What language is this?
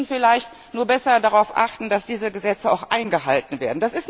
German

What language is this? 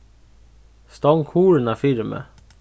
Faroese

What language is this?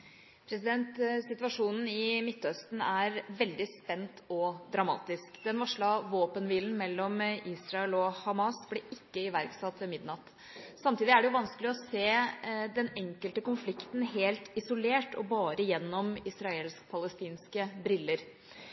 Norwegian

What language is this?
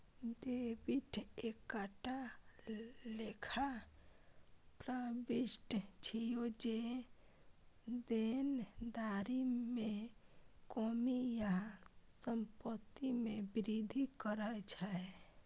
Maithili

